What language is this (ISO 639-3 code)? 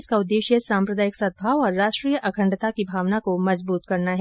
hin